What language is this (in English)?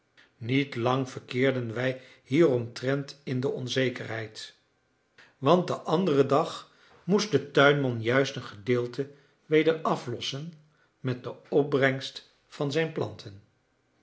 Dutch